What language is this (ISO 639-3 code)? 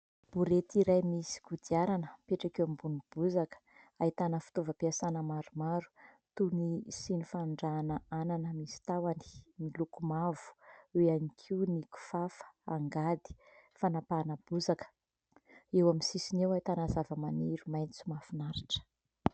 mlg